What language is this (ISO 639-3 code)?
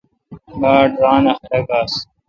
xka